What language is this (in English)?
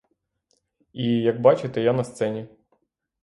Ukrainian